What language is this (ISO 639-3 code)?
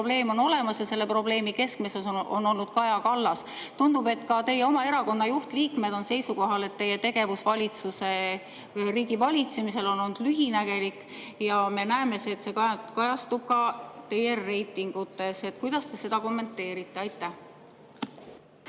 est